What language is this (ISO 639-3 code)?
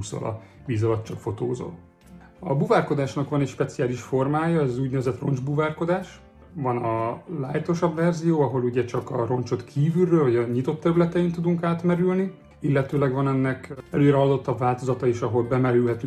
hun